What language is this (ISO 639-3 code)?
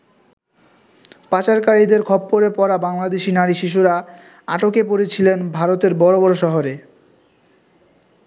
ben